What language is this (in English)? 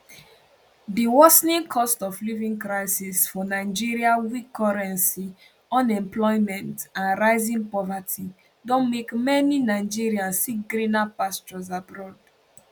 Nigerian Pidgin